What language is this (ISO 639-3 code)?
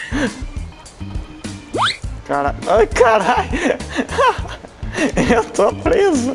por